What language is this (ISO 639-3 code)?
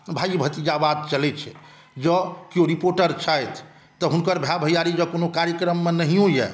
mai